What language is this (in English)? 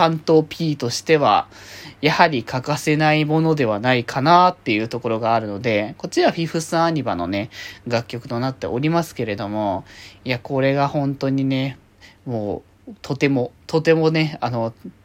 Japanese